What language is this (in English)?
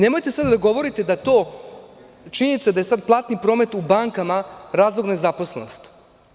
Serbian